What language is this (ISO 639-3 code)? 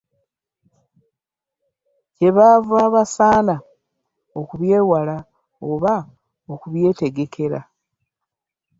lug